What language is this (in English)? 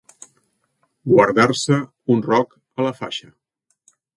Catalan